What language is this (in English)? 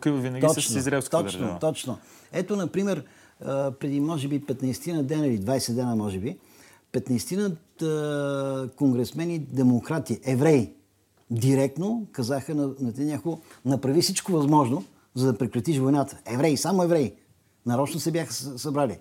Bulgarian